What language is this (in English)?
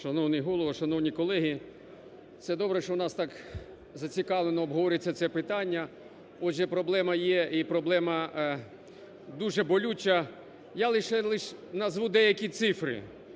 Ukrainian